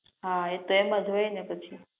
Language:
Gujarati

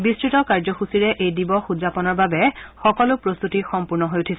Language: Assamese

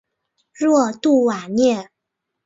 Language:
Chinese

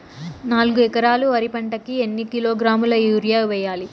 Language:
Telugu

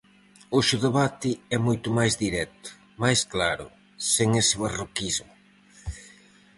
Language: Galician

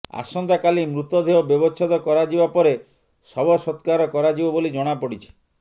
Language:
Odia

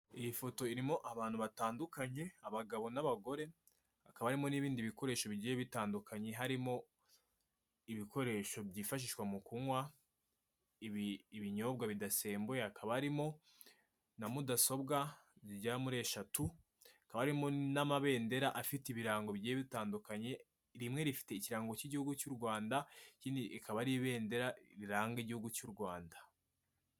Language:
Kinyarwanda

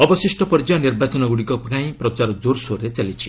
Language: Odia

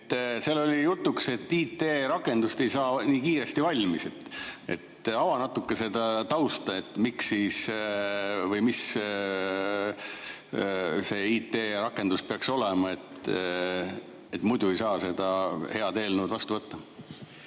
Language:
Estonian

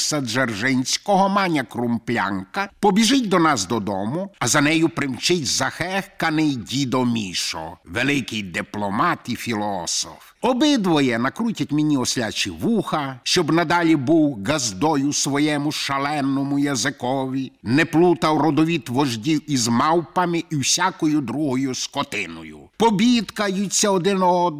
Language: Ukrainian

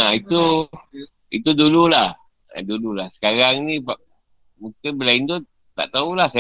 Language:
Malay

